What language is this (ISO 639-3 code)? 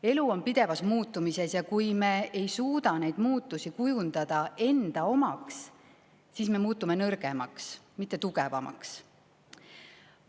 est